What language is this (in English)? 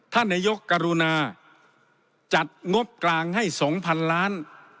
Thai